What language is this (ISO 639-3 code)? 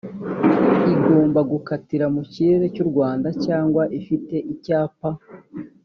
kin